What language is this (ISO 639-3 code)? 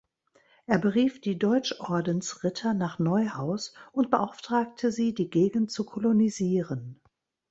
deu